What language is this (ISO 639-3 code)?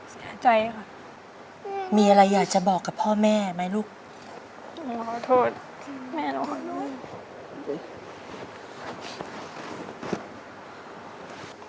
tha